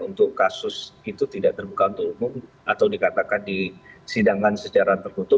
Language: Indonesian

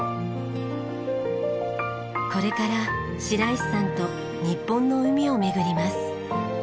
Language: Japanese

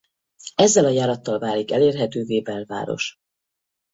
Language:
Hungarian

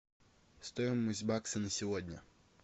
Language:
Russian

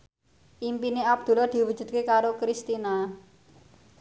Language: Javanese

